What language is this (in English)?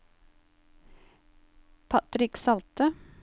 Norwegian